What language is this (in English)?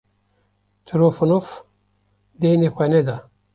Kurdish